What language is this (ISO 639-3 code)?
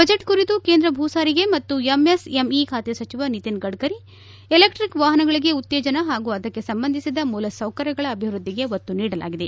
kan